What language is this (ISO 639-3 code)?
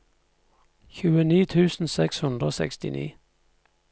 nor